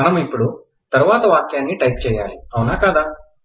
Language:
Telugu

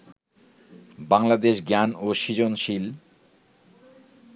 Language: Bangla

